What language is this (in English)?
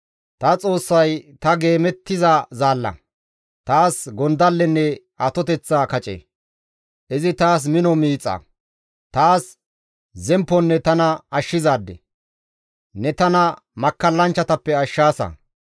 Gamo